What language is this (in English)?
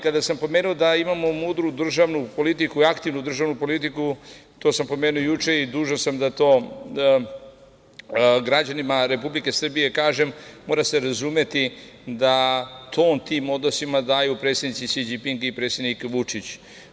Serbian